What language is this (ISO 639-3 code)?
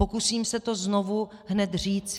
ces